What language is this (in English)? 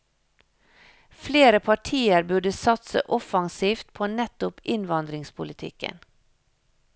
Norwegian